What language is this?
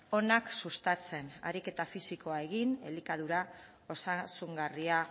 Basque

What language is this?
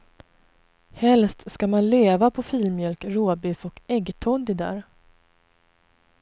Swedish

